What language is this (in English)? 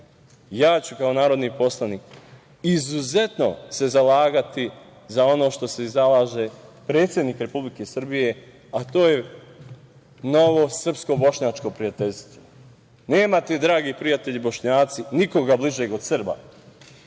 Serbian